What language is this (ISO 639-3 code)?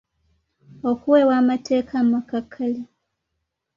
lug